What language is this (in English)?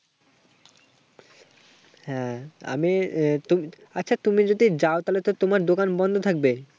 Bangla